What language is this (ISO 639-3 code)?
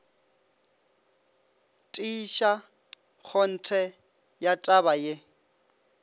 nso